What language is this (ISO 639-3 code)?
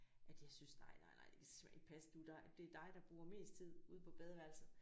dan